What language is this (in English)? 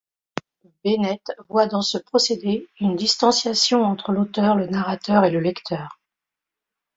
French